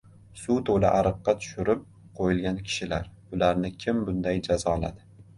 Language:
Uzbek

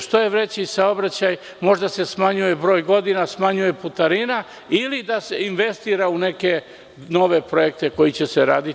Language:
Serbian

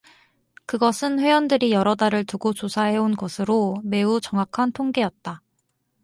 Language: Korean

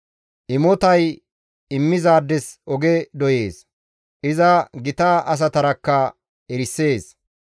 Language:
Gamo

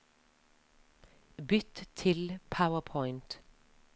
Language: Norwegian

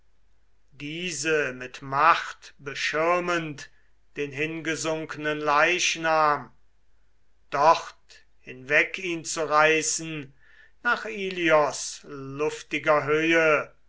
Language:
German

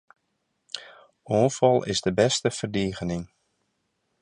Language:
Western Frisian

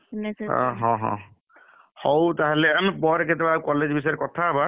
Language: Odia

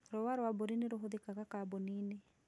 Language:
Kikuyu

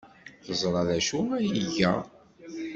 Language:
Kabyle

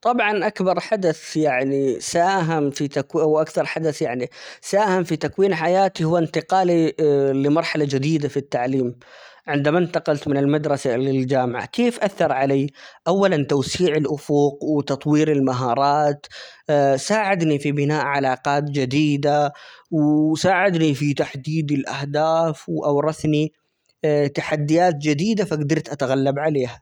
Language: Omani Arabic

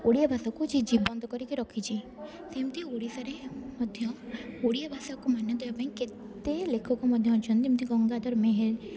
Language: Odia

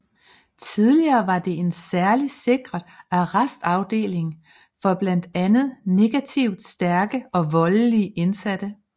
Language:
Danish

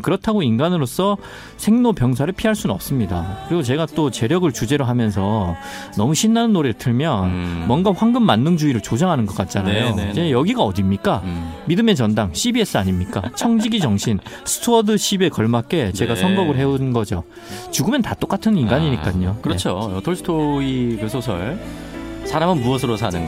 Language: Korean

